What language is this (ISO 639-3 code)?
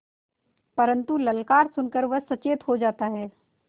hin